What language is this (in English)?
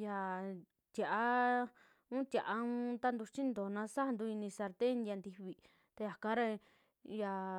Western Juxtlahuaca Mixtec